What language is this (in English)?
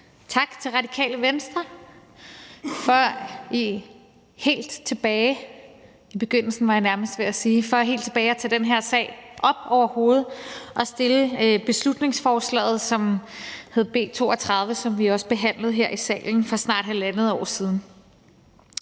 Danish